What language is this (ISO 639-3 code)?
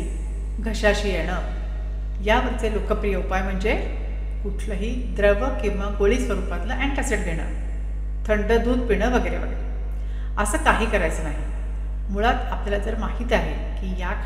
mar